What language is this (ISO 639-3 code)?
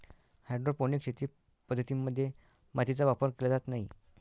mar